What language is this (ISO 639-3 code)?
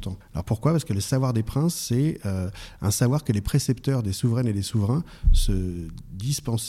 fra